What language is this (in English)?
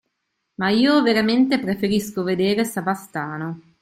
Italian